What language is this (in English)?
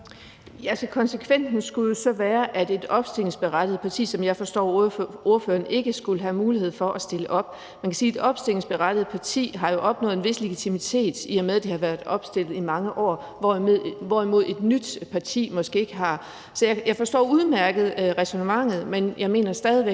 Danish